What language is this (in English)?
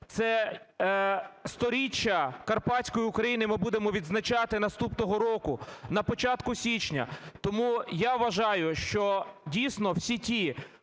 Ukrainian